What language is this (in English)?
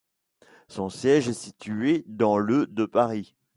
French